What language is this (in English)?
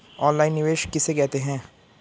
Hindi